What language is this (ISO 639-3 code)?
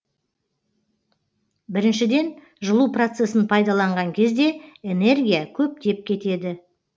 kaz